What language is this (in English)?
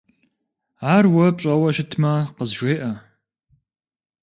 Kabardian